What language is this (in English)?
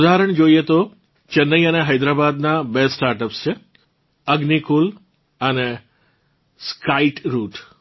Gujarati